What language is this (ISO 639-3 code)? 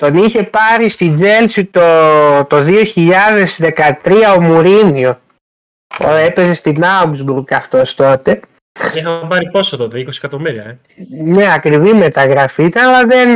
ell